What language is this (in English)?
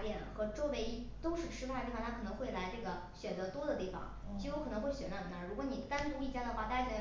Chinese